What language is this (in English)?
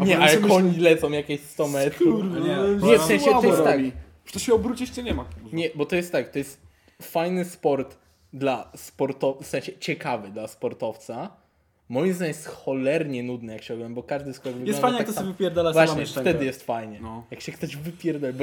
Polish